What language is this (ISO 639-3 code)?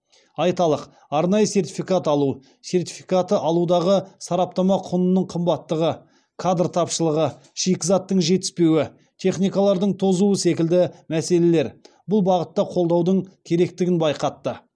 kaz